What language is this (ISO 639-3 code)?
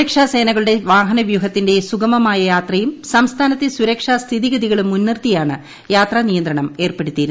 mal